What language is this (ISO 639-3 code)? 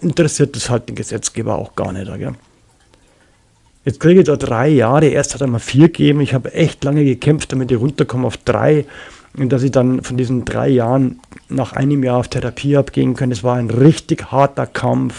deu